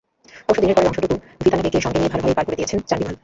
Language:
Bangla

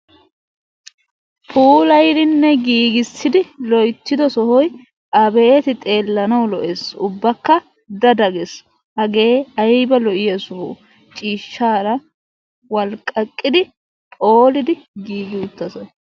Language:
Wolaytta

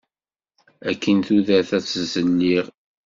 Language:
Kabyle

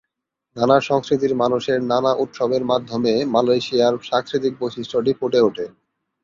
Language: Bangla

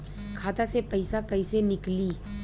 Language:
Bhojpuri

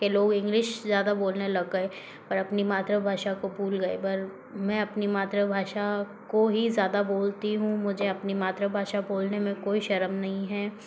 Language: Hindi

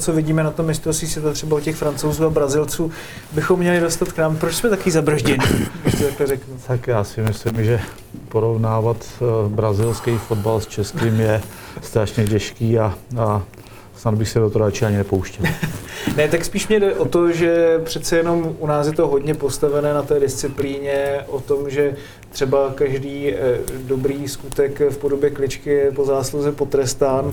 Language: Czech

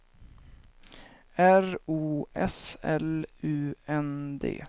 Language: Swedish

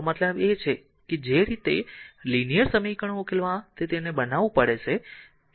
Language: Gujarati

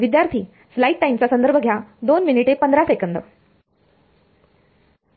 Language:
Marathi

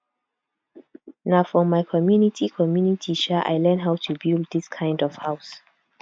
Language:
Nigerian Pidgin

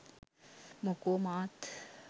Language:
Sinhala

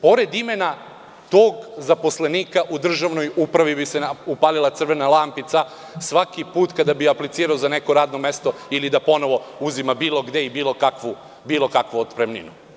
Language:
Serbian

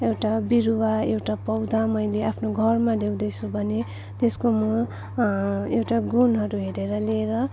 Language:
Nepali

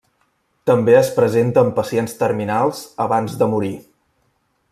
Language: Catalan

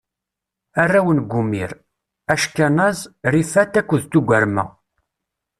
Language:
Kabyle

